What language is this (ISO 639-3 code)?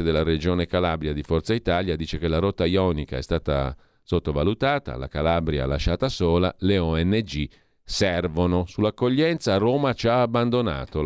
ita